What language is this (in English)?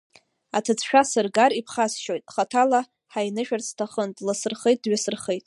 Abkhazian